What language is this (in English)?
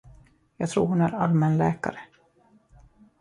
Swedish